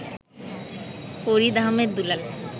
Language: Bangla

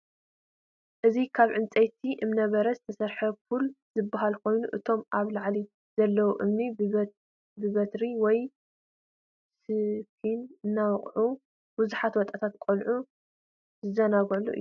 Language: Tigrinya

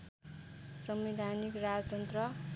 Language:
Nepali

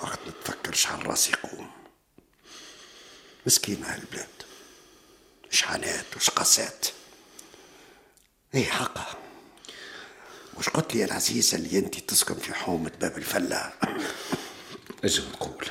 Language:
Arabic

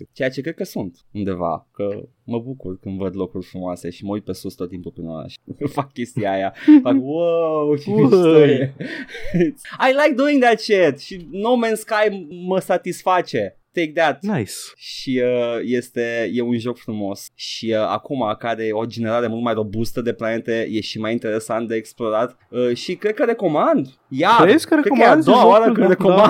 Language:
Romanian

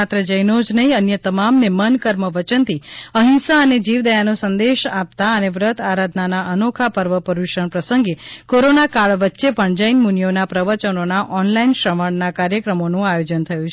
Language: Gujarati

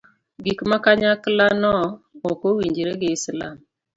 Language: Luo (Kenya and Tanzania)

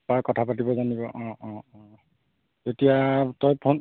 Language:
Assamese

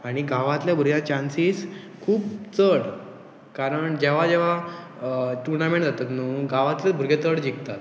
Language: Konkani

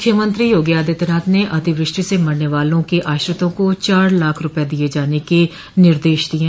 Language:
Hindi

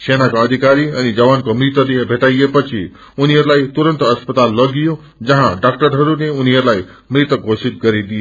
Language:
Nepali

